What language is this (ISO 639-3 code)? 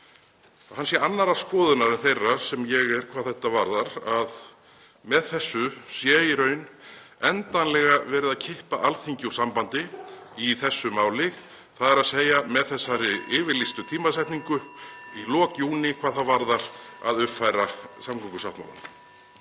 isl